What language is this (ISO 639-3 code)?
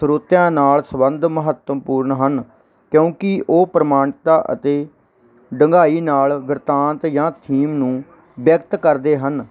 pan